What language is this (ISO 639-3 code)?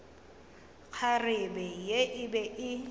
nso